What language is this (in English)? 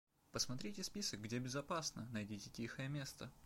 Russian